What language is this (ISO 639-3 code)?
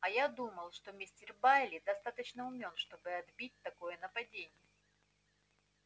rus